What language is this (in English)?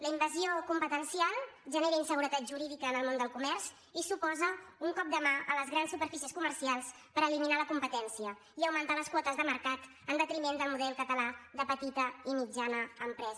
Catalan